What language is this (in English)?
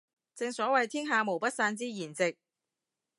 Cantonese